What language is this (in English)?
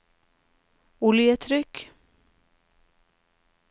Norwegian